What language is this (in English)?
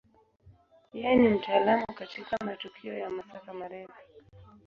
Swahili